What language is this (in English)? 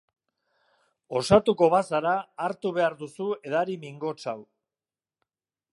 Basque